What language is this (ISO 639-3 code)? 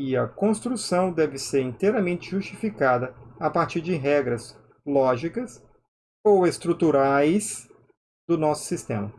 por